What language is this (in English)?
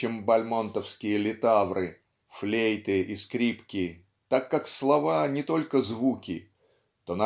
Russian